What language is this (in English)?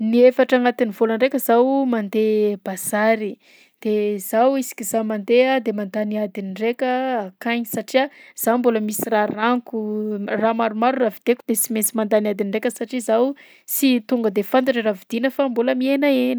Southern Betsimisaraka Malagasy